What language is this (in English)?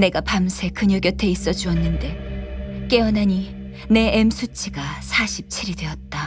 Korean